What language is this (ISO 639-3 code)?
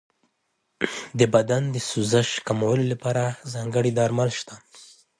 pus